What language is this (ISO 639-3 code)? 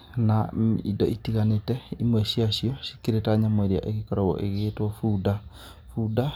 kik